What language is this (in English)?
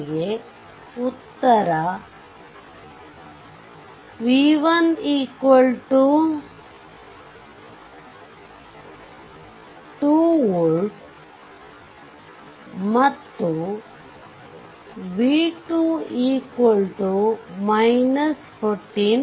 Kannada